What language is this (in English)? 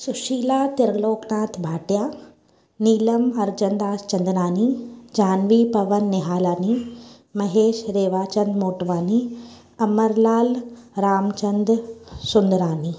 Sindhi